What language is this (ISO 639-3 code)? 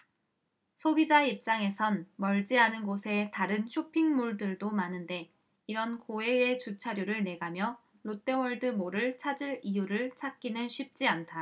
kor